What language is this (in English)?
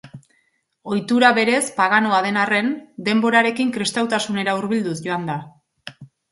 Basque